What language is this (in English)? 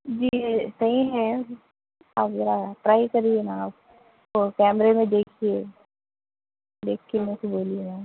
Urdu